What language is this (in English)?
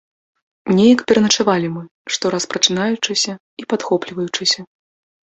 Belarusian